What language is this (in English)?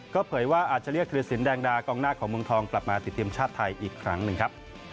Thai